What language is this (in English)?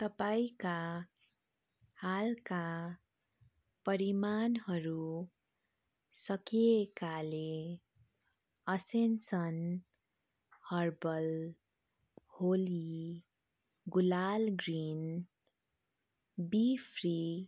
Nepali